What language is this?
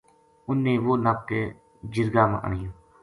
Gujari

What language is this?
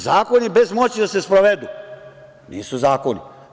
Serbian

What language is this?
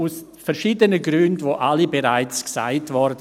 Swiss German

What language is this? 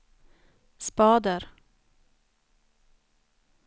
Swedish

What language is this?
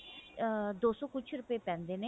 Punjabi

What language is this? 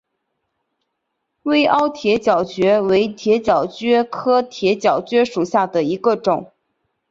Chinese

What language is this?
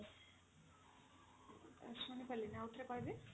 Odia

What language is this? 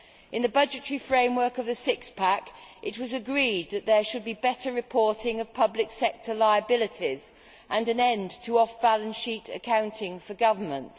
English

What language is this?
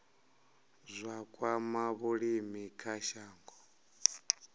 Venda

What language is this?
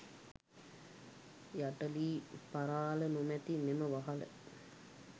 Sinhala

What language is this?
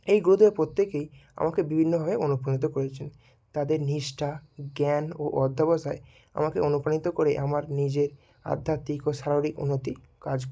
Bangla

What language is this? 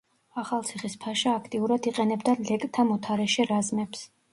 Georgian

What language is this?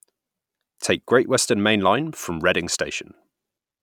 English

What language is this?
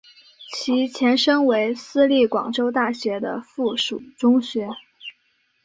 Chinese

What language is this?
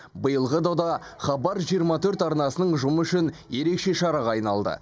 Kazakh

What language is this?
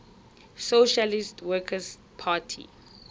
Tswana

